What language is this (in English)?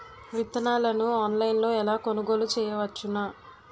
Telugu